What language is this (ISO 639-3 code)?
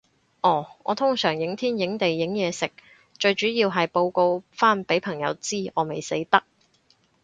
yue